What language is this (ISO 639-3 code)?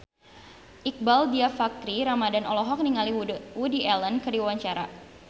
sun